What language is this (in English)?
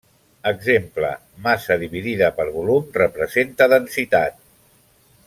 Catalan